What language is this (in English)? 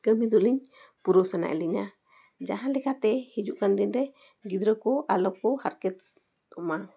Santali